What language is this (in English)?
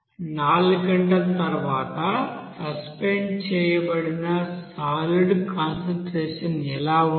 Telugu